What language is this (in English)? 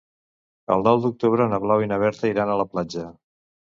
Catalan